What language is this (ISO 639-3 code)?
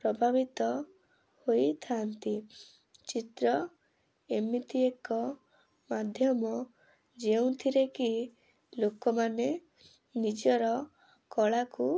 ori